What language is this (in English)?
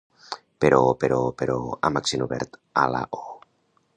Catalan